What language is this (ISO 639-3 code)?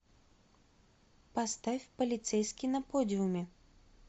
rus